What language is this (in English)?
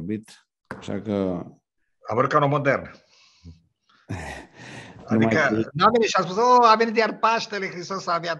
Romanian